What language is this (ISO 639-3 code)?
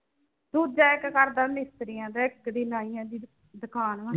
pan